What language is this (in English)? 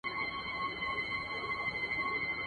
Pashto